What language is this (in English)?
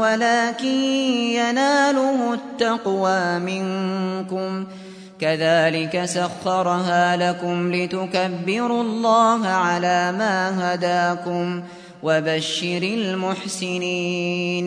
Arabic